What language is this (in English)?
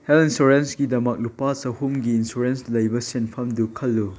Manipuri